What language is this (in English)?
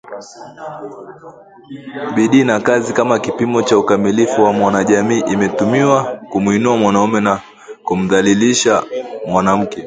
Swahili